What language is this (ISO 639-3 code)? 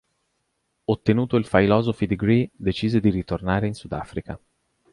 ita